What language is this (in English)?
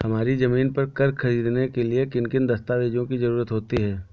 Hindi